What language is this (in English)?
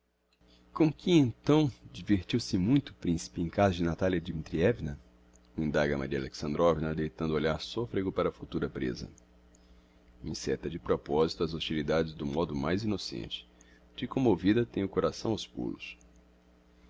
Portuguese